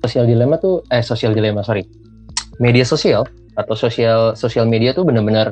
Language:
Indonesian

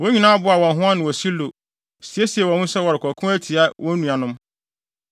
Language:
Akan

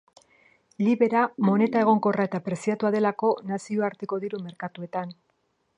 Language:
Basque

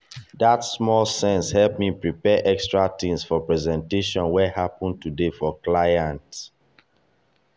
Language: Nigerian Pidgin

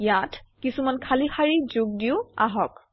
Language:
Assamese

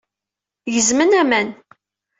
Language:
Kabyle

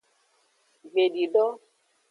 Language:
Aja (Benin)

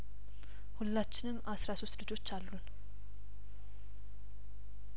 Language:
Amharic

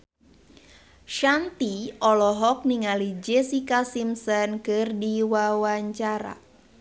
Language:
Sundanese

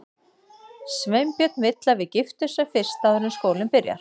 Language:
Icelandic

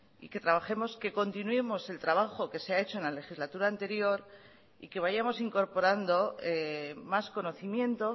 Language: Spanish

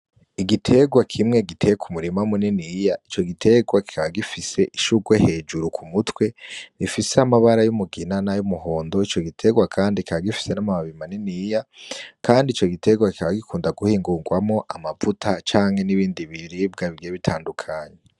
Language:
Rundi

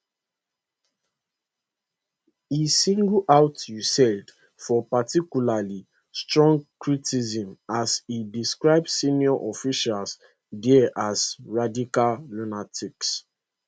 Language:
Nigerian Pidgin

